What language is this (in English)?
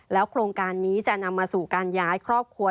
Thai